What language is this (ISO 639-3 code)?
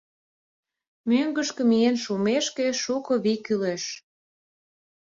chm